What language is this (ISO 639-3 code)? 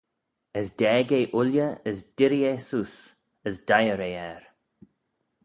glv